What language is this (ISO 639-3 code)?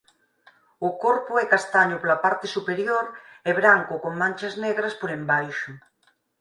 glg